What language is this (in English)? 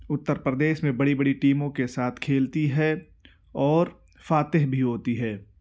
Urdu